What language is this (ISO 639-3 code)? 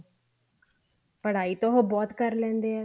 pan